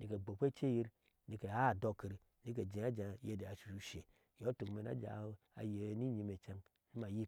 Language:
Ashe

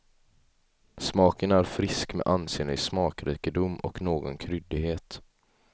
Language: Swedish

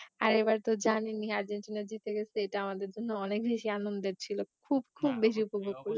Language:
Bangla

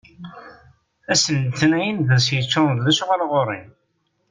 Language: Kabyle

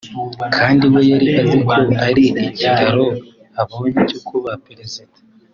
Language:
Kinyarwanda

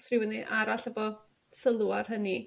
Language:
Welsh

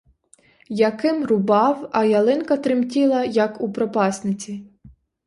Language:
Ukrainian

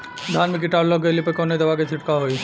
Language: Bhojpuri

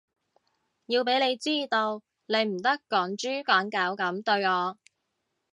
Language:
Cantonese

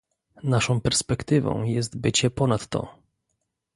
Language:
Polish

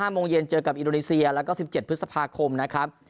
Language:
Thai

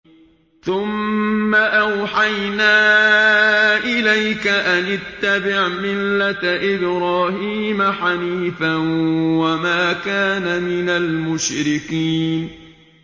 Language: Arabic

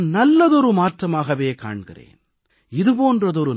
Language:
Tamil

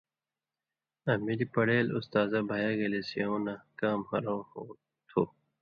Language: Indus Kohistani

